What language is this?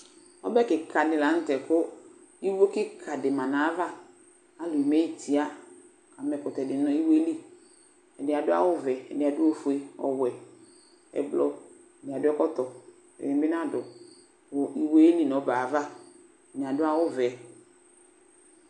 Ikposo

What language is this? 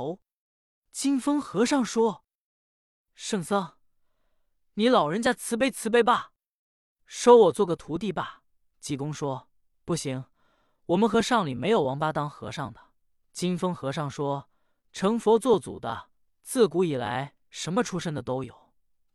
Chinese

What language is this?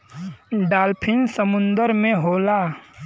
Bhojpuri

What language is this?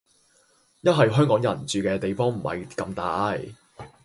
Cantonese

